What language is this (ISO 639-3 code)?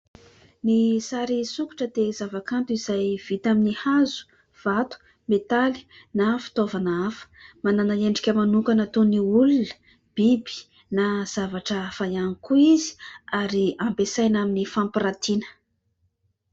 mlg